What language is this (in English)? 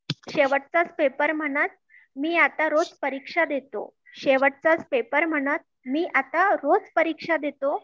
Marathi